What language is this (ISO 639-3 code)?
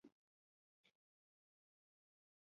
zho